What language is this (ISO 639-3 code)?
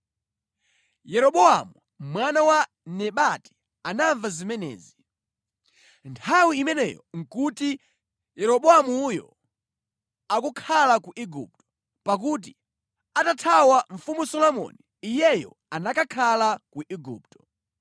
nya